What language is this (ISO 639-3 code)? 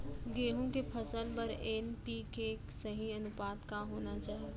hne